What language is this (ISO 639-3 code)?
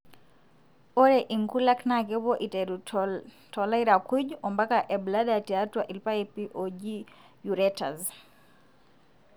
mas